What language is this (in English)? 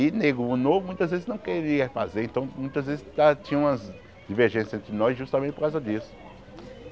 Portuguese